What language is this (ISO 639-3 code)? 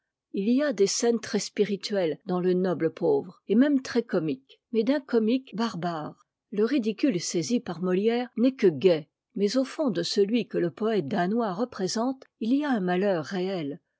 fra